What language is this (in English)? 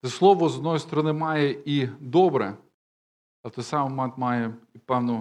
Ukrainian